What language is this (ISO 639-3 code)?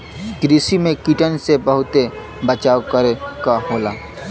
bho